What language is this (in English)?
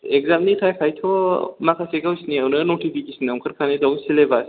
Bodo